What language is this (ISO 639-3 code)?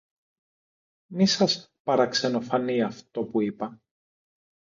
ell